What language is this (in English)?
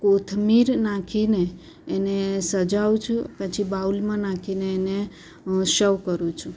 Gujarati